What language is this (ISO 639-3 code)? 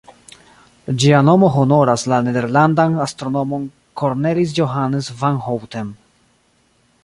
epo